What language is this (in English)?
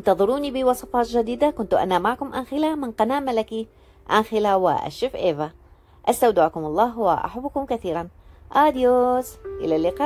Arabic